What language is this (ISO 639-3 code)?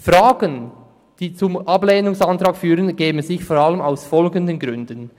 gsw